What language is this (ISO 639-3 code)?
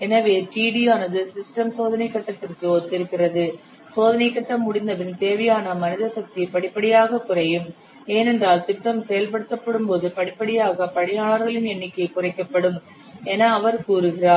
tam